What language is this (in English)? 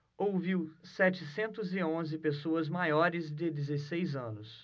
Portuguese